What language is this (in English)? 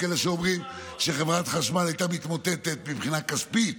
Hebrew